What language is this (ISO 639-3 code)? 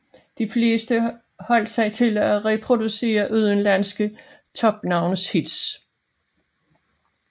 dan